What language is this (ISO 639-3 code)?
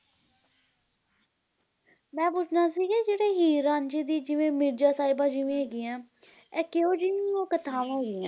pan